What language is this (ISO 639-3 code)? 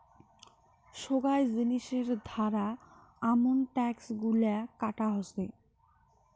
ben